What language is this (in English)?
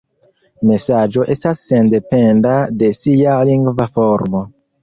Esperanto